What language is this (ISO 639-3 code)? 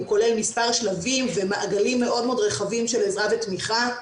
heb